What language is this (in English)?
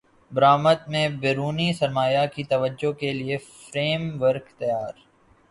Urdu